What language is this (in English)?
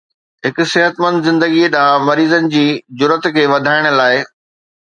Sindhi